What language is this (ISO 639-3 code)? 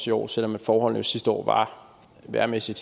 dan